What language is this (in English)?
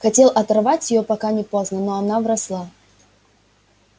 Russian